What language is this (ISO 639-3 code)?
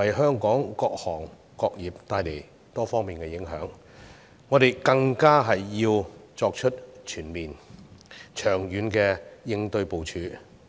yue